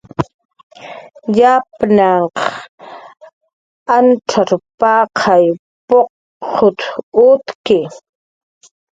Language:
Jaqaru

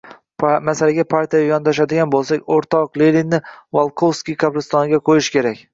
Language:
Uzbek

